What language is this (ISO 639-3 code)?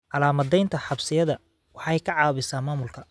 som